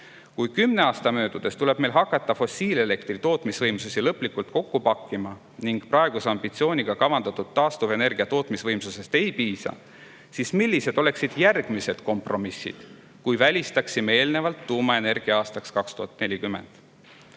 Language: Estonian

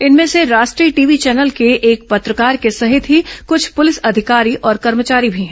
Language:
Hindi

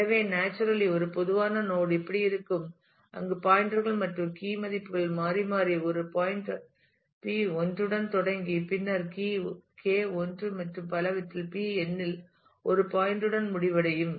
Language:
Tamil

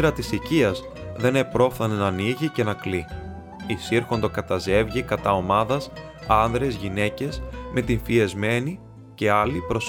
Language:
Greek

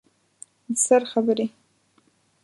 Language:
Pashto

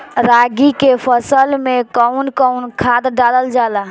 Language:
Bhojpuri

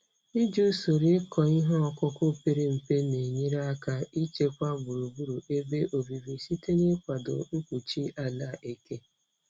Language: Igbo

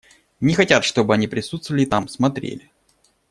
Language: Russian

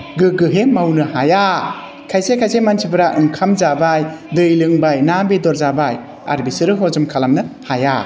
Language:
Bodo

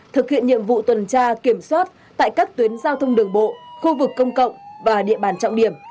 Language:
Vietnamese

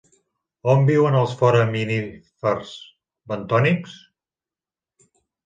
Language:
Catalan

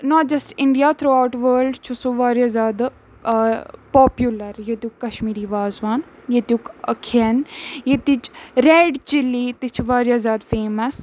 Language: Kashmiri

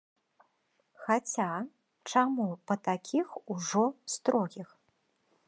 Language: Belarusian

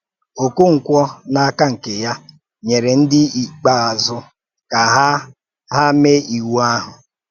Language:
Igbo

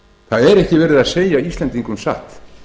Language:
Icelandic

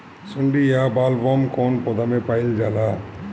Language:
Bhojpuri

